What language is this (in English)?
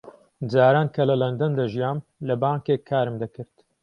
Central Kurdish